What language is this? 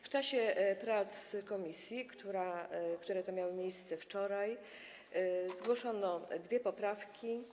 Polish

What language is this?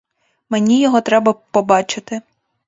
Ukrainian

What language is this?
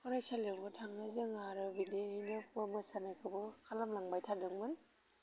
Bodo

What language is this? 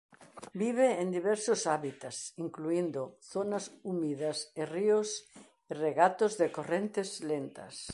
Galician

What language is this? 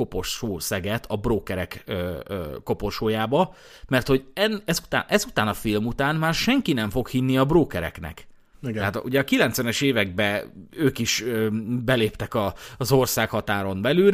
Hungarian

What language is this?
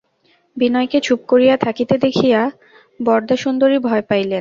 Bangla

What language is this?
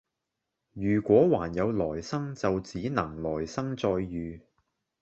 Cantonese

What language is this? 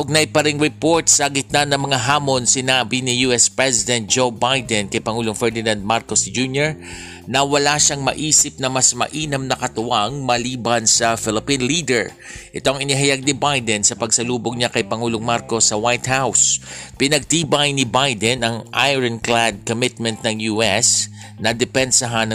Filipino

